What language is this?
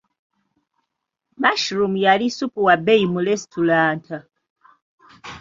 Ganda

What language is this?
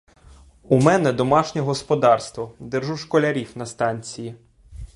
Ukrainian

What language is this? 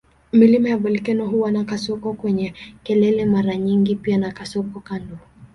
Swahili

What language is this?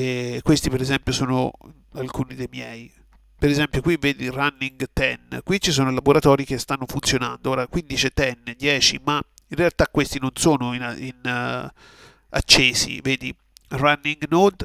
Italian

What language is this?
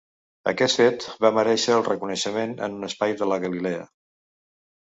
Catalan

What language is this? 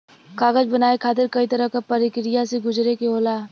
Bhojpuri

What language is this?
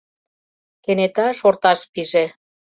Mari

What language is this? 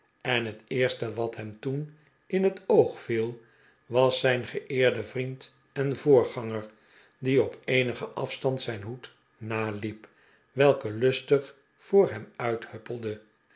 Dutch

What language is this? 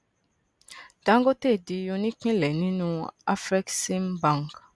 Yoruba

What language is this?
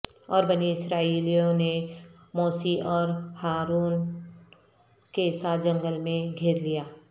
Urdu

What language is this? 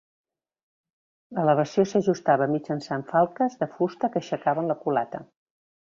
Catalan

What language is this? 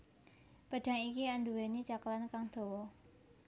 Javanese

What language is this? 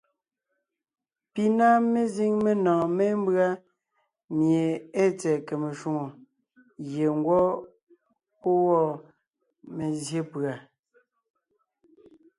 Ngiemboon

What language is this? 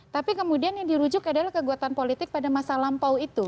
Indonesian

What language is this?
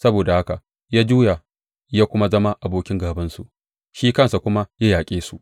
Hausa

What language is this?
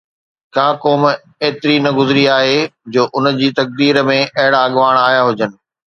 Sindhi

